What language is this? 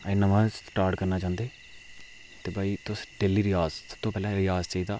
Dogri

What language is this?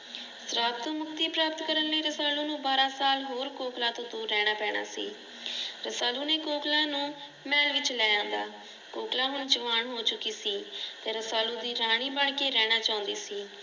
Punjabi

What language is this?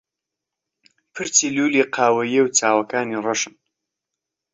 Central Kurdish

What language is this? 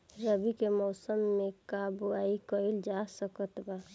Bhojpuri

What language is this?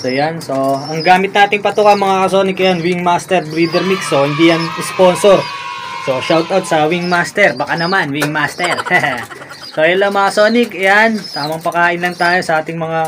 Filipino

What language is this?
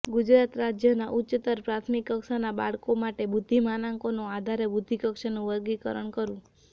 Gujarati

